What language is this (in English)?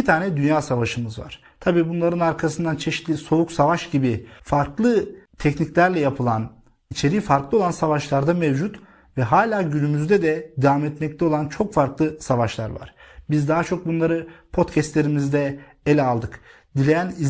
Turkish